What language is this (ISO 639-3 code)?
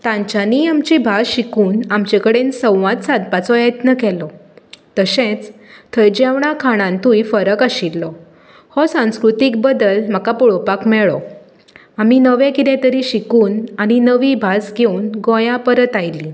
kok